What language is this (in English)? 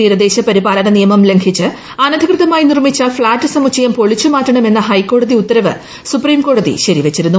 Malayalam